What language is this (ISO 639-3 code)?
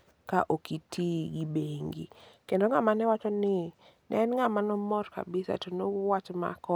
luo